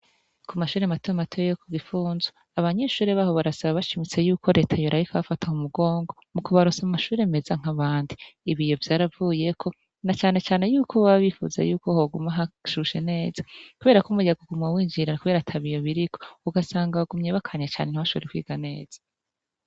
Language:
Rundi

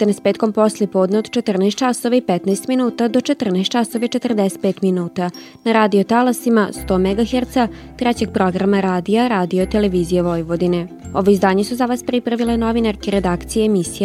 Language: Croatian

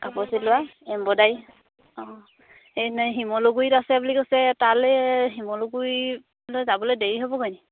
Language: Assamese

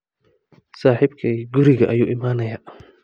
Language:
Somali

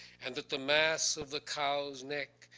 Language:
English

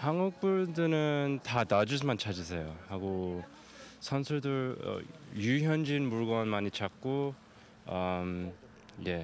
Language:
Korean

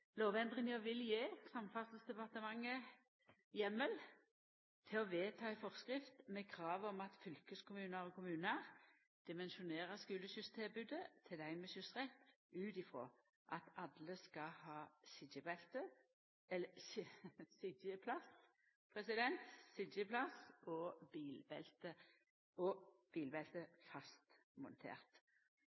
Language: Norwegian Nynorsk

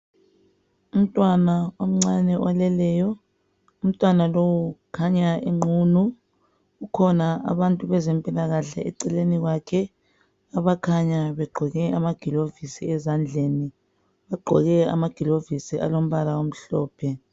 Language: North Ndebele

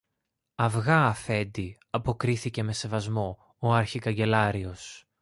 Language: Greek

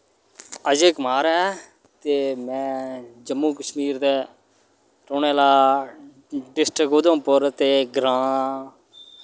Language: Dogri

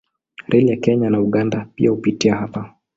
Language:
Swahili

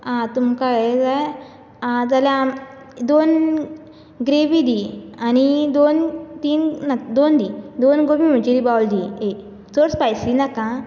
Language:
Konkani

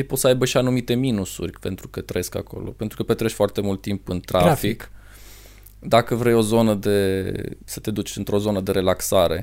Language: Romanian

